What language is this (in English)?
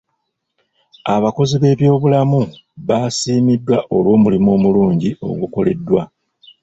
Ganda